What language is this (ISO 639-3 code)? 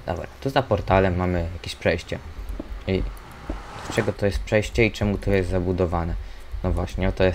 pol